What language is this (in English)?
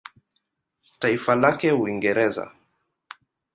Swahili